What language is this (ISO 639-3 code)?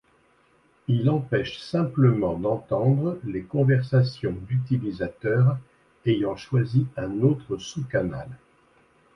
fra